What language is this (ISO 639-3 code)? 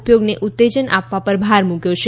guj